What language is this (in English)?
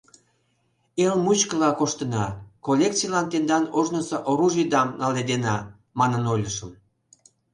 Mari